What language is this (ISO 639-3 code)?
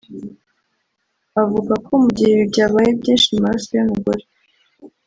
kin